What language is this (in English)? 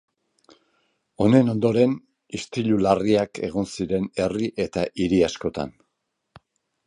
Basque